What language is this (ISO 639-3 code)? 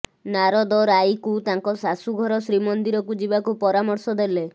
ori